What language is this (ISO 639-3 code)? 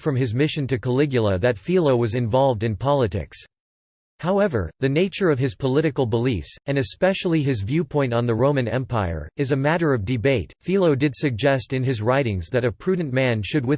eng